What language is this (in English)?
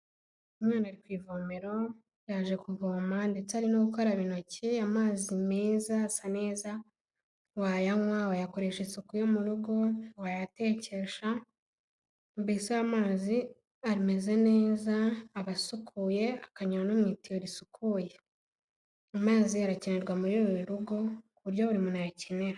Kinyarwanda